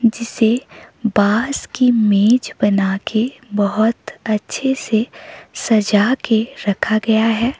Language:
Hindi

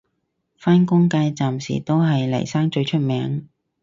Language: Cantonese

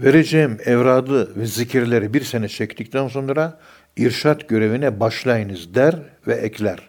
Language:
Turkish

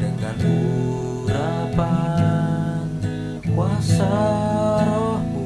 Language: Indonesian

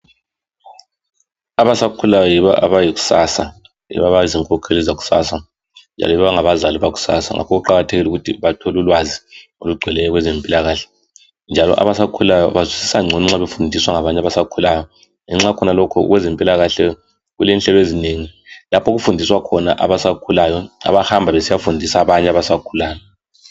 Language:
North Ndebele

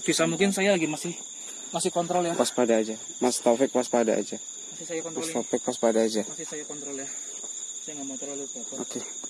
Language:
Indonesian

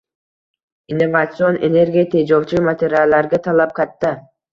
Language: Uzbek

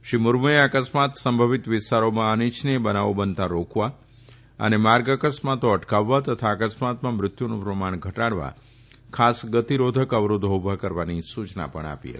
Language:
Gujarati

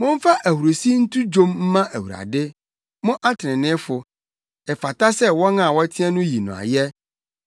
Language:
Akan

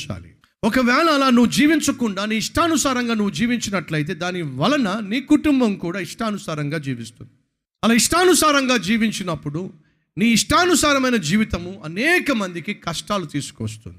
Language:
Telugu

